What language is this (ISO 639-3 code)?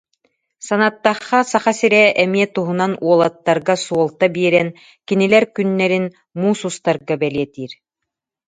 sah